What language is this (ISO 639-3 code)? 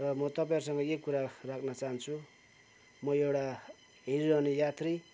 nep